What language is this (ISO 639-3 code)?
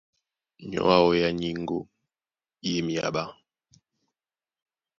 dua